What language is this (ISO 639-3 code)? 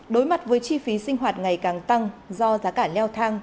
vie